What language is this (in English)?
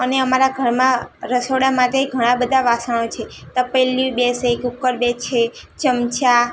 Gujarati